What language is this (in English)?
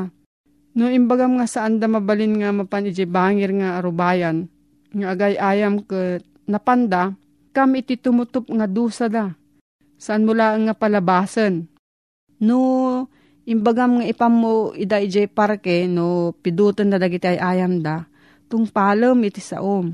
Filipino